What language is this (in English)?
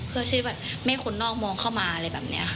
Thai